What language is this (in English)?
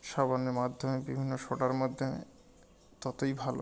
Bangla